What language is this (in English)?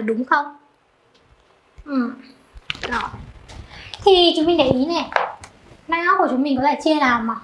Vietnamese